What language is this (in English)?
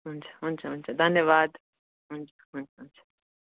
Nepali